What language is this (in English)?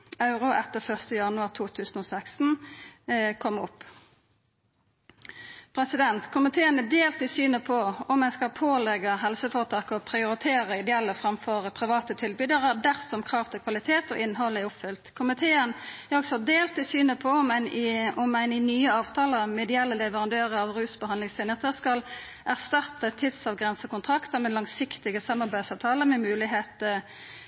Norwegian Nynorsk